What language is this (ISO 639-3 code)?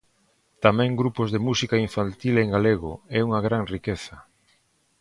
glg